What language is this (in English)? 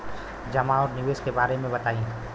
Bhojpuri